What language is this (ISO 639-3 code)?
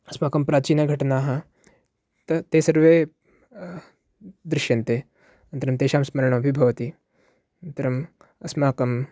san